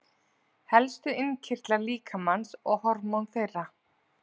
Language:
Icelandic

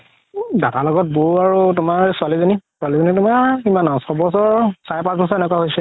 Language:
Assamese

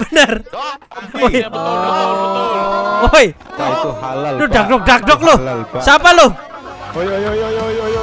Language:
Indonesian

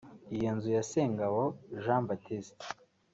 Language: Kinyarwanda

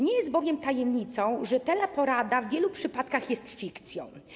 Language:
Polish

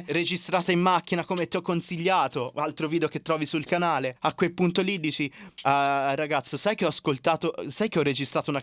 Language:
Italian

